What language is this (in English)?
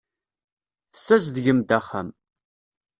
Kabyle